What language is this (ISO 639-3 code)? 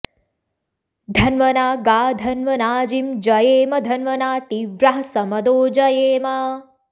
san